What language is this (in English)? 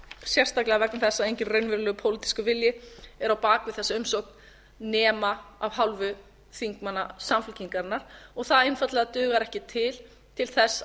Icelandic